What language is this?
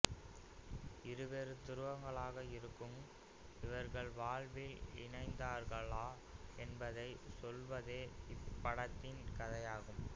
Tamil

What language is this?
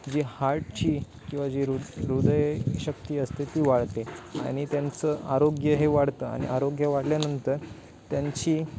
Marathi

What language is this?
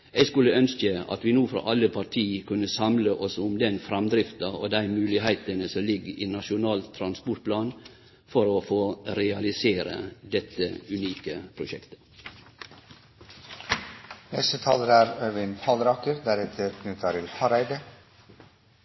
Norwegian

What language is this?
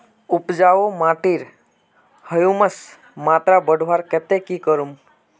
Magahi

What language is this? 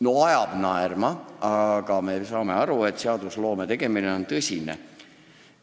Estonian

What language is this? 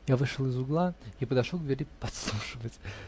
Russian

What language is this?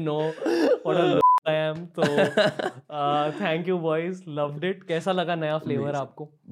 Hindi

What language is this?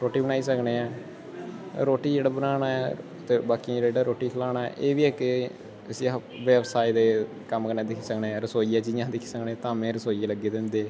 Dogri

